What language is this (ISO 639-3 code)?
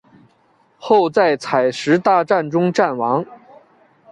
zho